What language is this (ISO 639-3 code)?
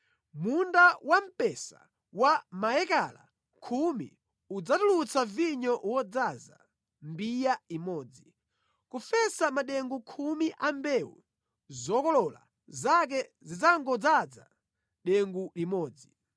nya